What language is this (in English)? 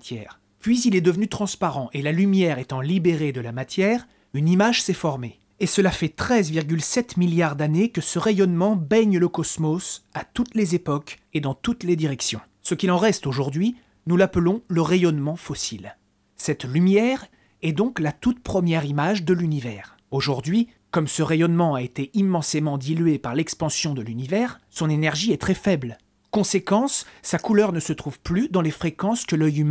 French